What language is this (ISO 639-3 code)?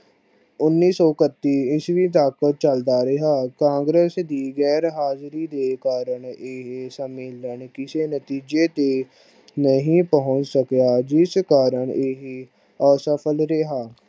pan